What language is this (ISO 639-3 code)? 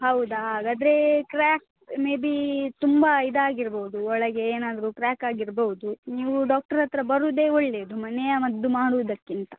kan